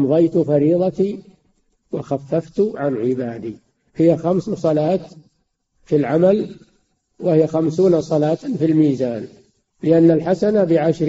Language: Arabic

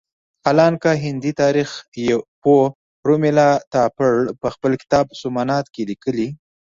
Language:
Pashto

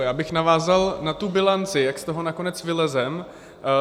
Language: Czech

